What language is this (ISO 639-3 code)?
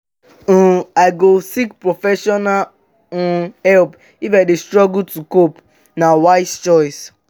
pcm